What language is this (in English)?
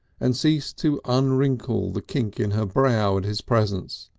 English